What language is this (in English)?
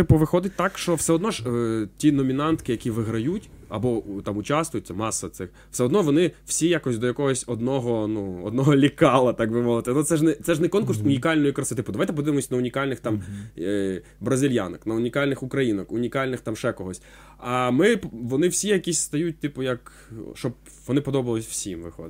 Ukrainian